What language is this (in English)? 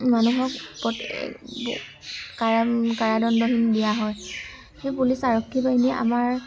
Assamese